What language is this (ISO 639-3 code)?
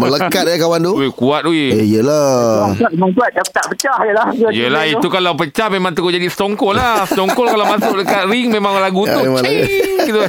msa